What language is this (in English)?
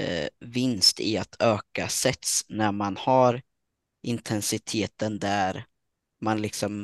Swedish